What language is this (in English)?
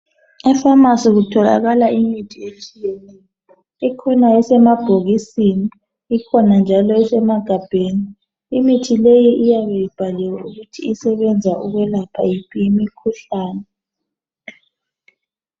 North Ndebele